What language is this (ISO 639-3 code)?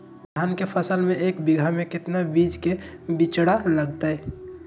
mag